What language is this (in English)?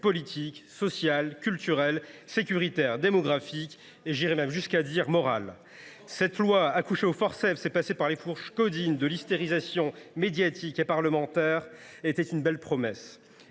French